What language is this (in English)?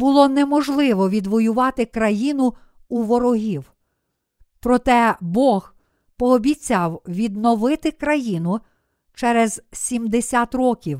Ukrainian